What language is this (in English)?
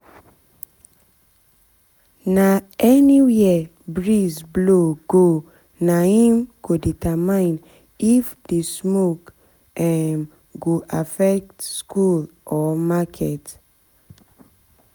Nigerian Pidgin